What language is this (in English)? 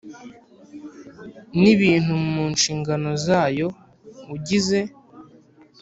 Kinyarwanda